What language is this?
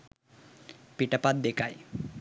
Sinhala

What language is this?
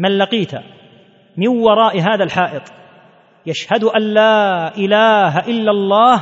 Arabic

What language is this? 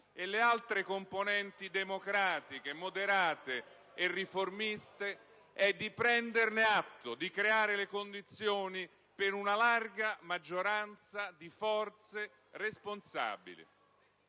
Italian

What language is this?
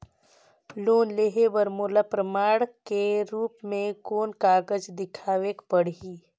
Chhattisgarhi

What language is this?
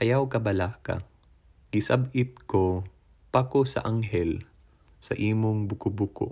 Filipino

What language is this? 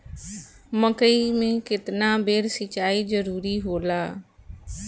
Bhojpuri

